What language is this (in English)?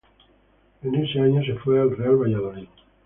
Spanish